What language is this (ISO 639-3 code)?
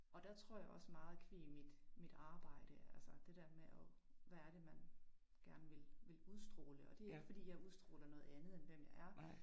dan